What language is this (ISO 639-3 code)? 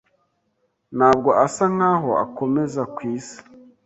kin